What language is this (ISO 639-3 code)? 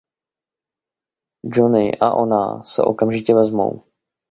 ces